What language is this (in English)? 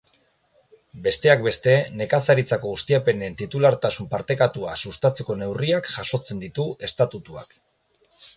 Basque